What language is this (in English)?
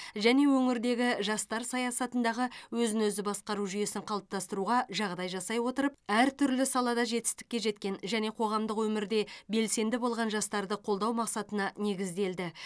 Kazakh